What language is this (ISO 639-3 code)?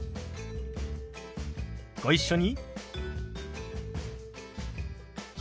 jpn